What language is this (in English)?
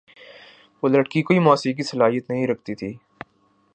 Urdu